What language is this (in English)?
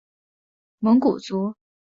Chinese